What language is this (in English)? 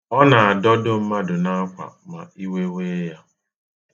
Igbo